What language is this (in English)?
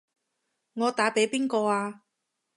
Cantonese